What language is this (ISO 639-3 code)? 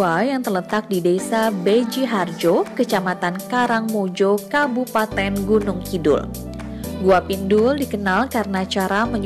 ind